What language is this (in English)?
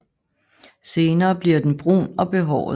Danish